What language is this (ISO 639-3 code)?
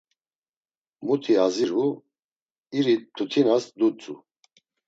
lzz